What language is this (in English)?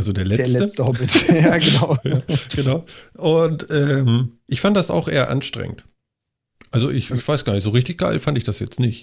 German